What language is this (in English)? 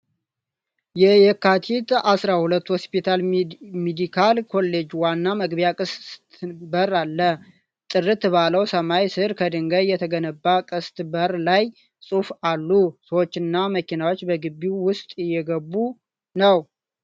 Amharic